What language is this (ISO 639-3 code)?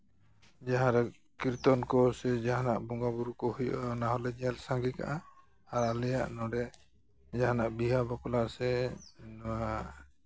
sat